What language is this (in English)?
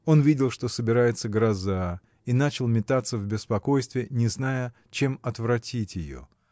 Russian